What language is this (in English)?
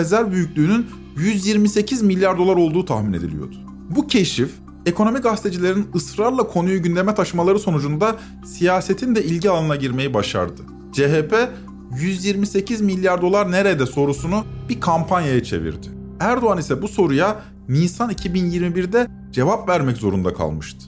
Turkish